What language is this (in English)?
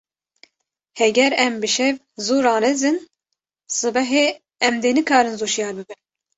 Kurdish